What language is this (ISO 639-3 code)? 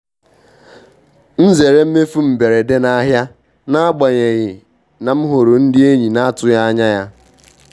ibo